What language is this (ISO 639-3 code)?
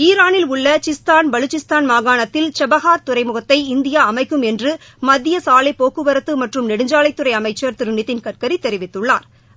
tam